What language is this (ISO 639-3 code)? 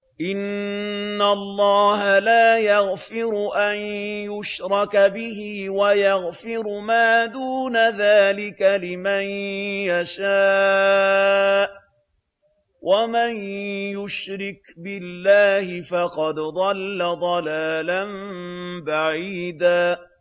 ara